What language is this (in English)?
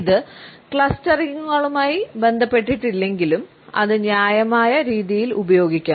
Malayalam